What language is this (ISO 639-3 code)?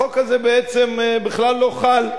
heb